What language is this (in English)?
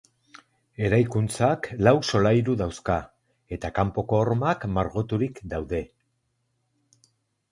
Basque